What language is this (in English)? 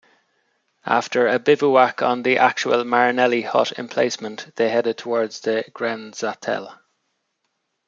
English